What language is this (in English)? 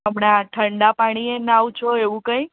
Gujarati